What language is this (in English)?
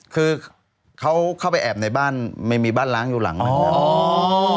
Thai